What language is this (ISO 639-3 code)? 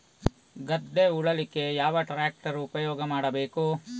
kan